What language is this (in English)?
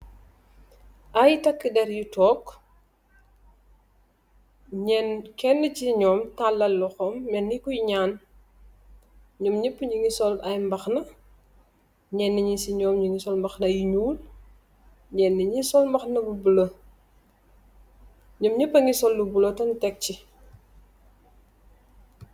Wolof